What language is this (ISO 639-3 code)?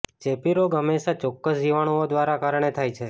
guj